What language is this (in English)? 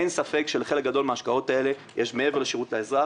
Hebrew